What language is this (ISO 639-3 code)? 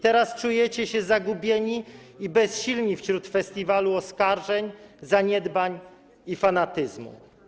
pol